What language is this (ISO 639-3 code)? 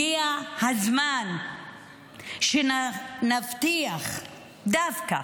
heb